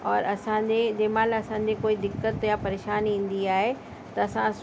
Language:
Sindhi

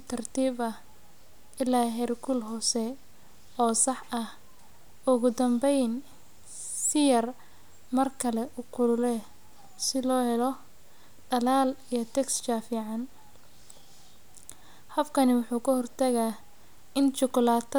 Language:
Somali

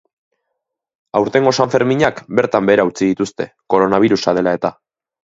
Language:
Basque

